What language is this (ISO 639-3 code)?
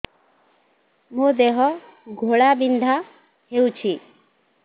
ori